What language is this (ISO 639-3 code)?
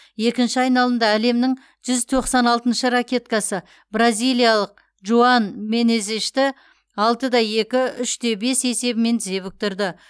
kaz